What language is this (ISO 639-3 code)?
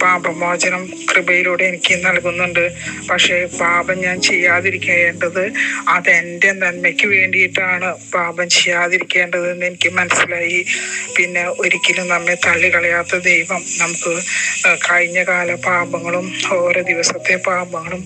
mal